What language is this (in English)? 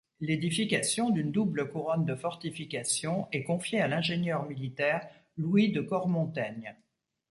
French